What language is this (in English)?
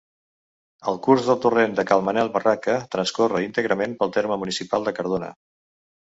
Catalan